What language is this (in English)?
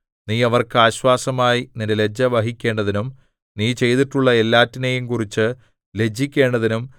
Malayalam